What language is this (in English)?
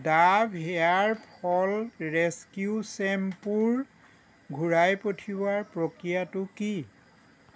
Assamese